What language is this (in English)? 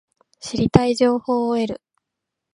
Japanese